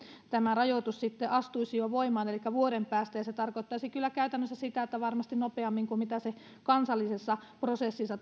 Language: Finnish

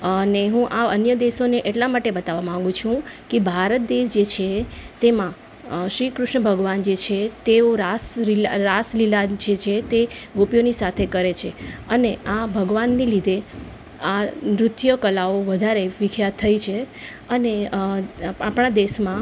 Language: Gujarati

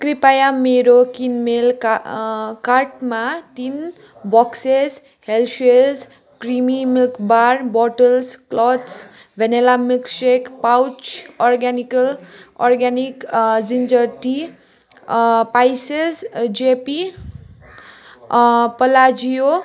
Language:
Nepali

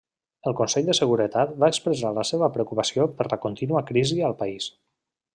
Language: Catalan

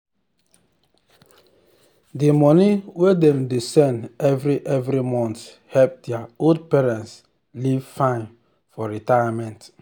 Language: Nigerian Pidgin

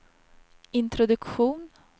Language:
Swedish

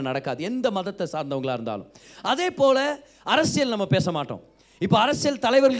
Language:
Tamil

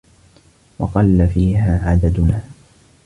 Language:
Arabic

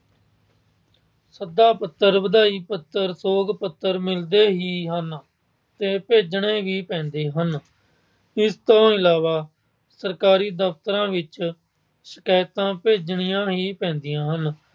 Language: Punjabi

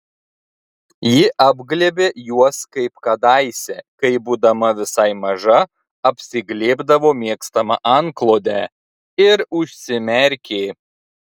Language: Lithuanian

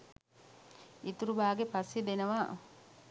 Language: Sinhala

